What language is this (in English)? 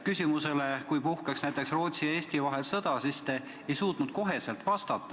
Estonian